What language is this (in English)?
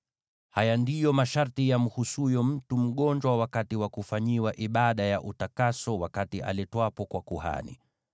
Swahili